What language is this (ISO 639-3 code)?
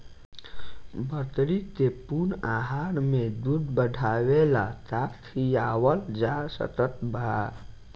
bho